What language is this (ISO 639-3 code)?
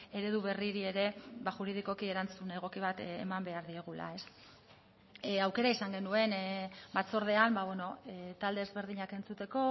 eus